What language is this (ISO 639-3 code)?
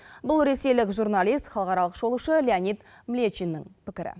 kaz